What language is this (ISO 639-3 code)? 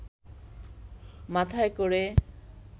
ben